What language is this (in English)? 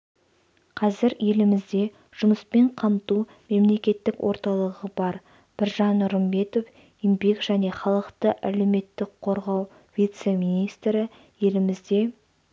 Kazakh